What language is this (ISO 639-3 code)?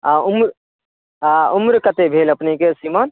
mai